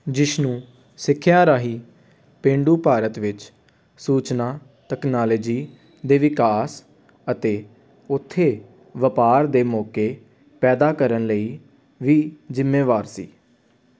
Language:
Punjabi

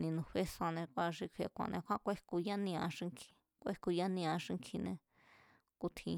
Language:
Mazatlán Mazatec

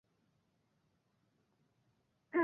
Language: Bangla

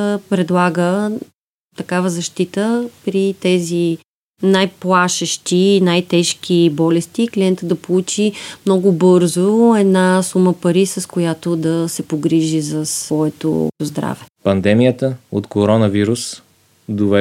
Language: Bulgarian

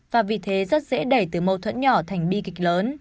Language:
Vietnamese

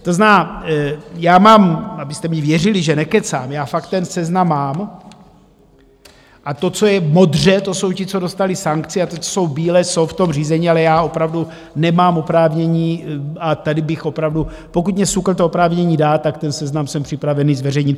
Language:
Czech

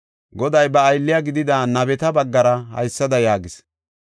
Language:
Gofa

